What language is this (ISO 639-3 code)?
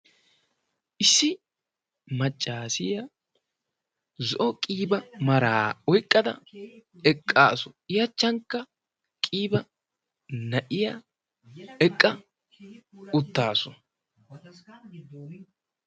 wal